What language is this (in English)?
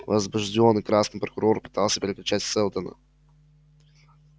Russian